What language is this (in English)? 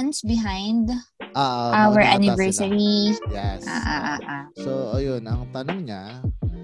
Filipino